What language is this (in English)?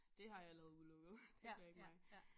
Danish